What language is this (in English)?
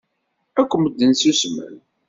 Kabyle